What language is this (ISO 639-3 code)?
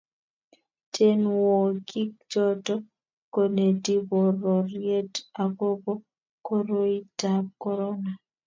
kln